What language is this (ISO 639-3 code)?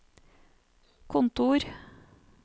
nor